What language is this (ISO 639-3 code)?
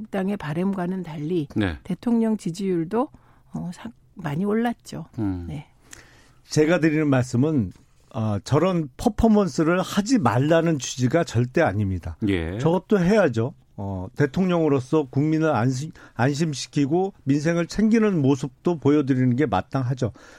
kor